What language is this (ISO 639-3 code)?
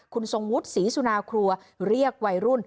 tha